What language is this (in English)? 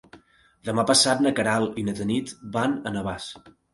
Catalan